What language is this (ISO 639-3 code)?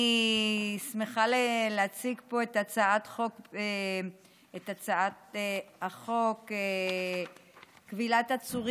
heb